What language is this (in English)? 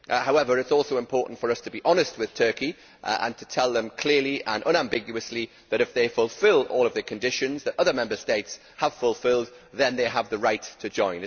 English